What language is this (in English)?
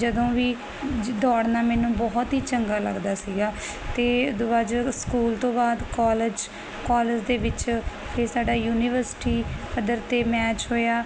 Punjabi